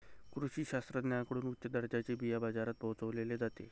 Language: Marathi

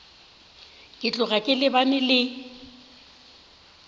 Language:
Northern Sotho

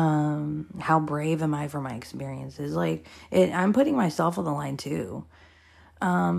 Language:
English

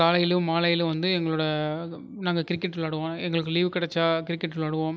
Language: Tamil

